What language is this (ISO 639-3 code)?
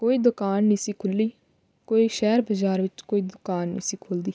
pan